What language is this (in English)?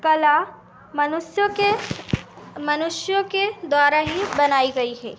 Hindi